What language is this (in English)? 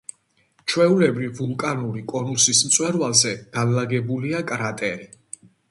Georgian